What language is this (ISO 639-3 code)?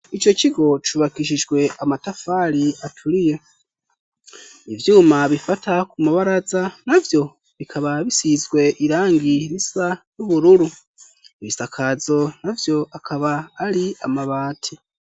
run